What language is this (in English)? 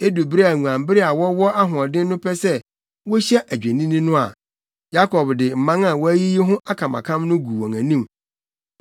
Akan